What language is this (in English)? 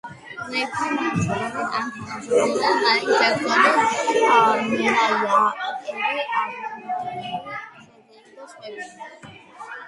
Georgian